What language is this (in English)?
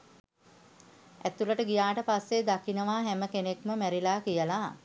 Sinhala